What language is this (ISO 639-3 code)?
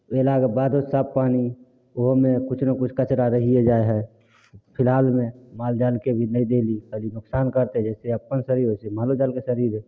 mai